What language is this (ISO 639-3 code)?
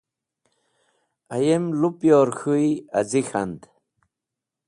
wbl